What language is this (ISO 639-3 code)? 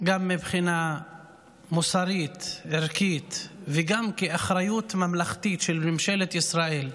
heb